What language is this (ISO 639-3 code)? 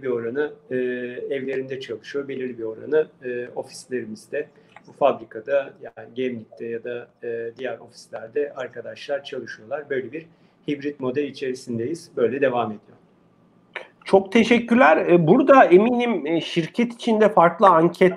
tur